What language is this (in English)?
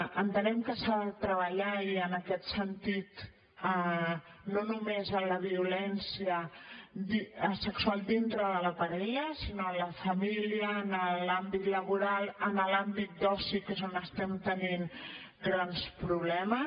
Catalan